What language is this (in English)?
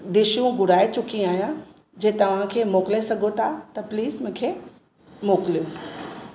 Sindhi